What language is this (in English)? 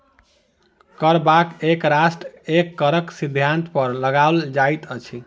Maithili